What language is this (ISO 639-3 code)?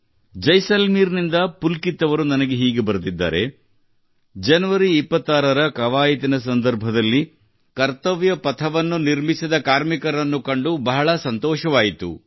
kan